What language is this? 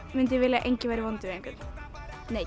Icelandic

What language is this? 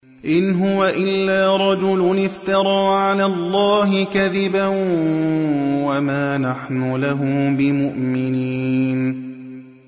Arabic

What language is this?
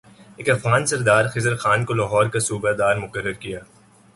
Urdu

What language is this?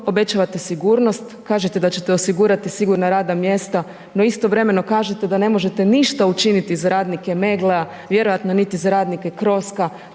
Croatian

